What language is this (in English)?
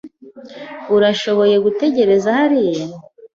Kinyarwanda